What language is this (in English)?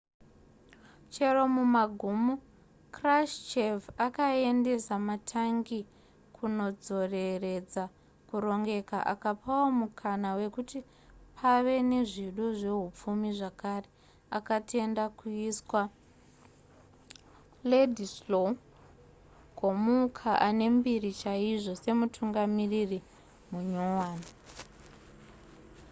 Shona